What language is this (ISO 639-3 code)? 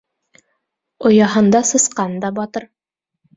bak